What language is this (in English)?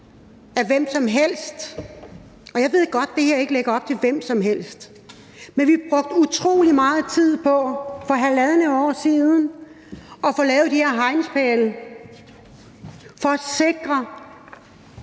Danish